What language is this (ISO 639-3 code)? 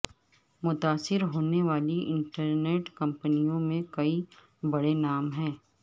urd